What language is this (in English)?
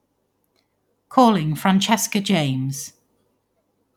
English